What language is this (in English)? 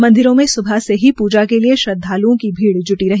Hindi